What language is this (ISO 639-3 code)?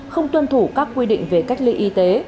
vie